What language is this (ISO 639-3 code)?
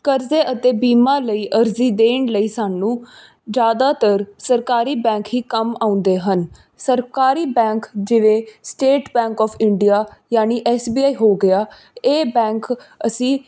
pan